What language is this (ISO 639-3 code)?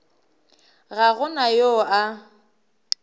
nso